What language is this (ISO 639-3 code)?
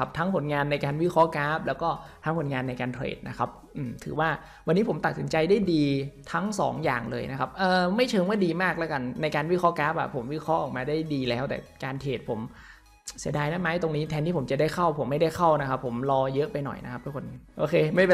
tha